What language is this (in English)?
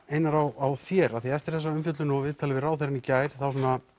Icelandic